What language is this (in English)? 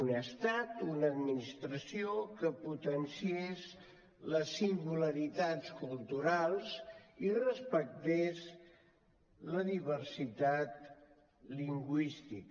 Catalan